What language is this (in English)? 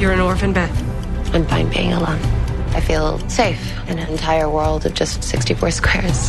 Persian